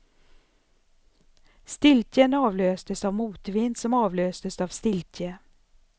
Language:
Swedish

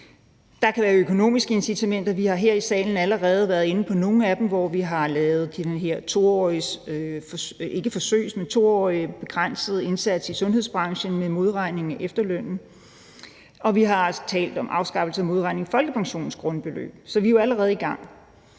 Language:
Danish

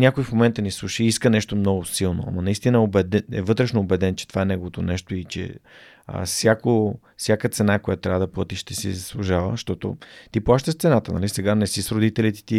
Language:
Bulgarian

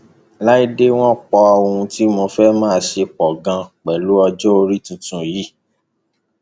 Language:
Yoruba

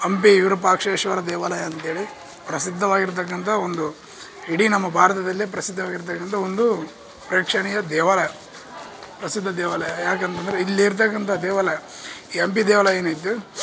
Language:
Kannada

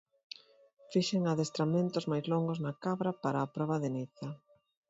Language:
Galician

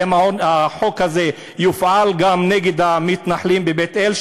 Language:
Hebrew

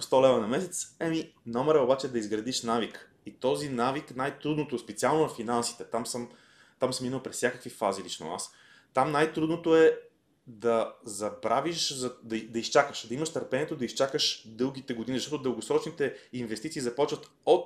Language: Bulgarian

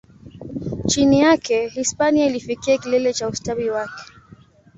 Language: Swahili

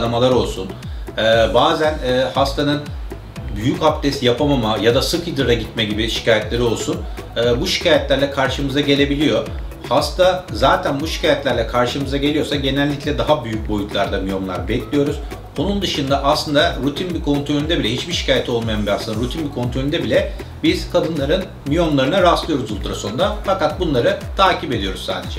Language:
Turkish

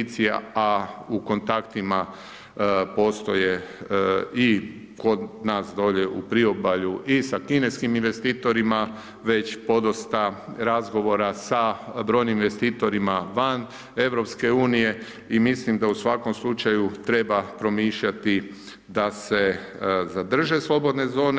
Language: Croatian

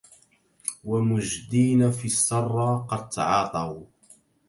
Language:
Arabic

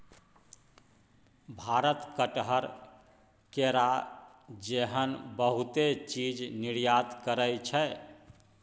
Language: Maithili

